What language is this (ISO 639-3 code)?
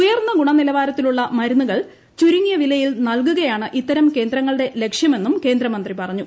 mal